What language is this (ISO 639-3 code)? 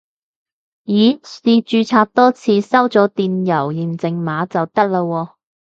yue